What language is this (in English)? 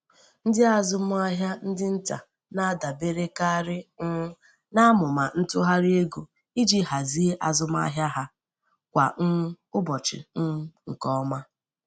Igbo